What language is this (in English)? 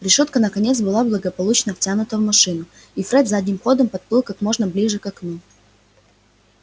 Russian